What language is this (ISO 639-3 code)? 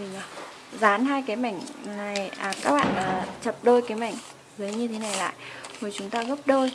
vie